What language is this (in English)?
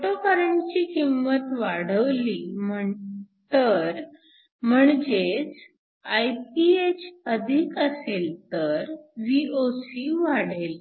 Marathi